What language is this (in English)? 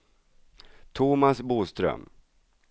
Swedish